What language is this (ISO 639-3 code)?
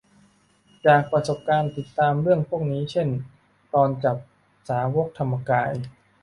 tha